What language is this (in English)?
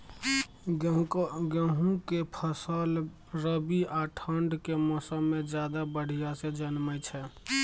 Maithili